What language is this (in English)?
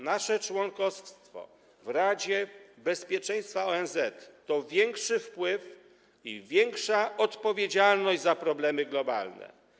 Polish